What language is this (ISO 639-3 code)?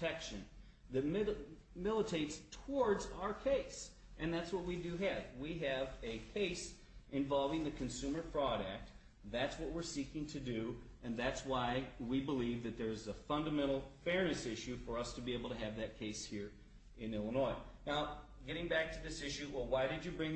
eng